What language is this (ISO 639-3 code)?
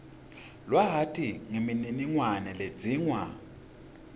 ssw